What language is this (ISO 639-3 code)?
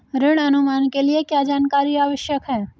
hin